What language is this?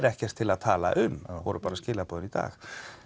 Icelandic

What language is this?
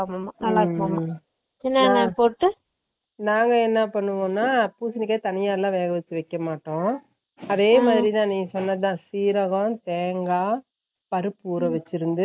Tamil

